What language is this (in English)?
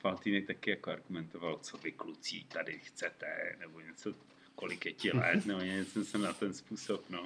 Czech